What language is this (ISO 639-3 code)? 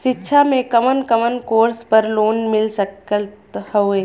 bho